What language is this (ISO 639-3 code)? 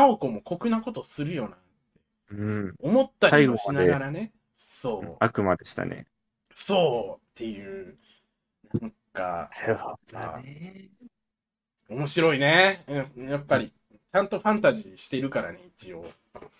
jpn